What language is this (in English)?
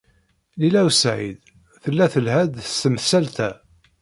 Kabyle